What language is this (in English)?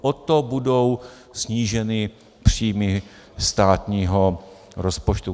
Czech